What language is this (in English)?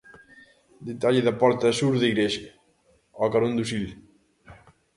Galician